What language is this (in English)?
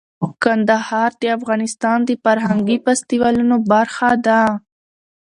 Pashto